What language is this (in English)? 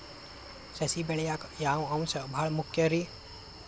Kannada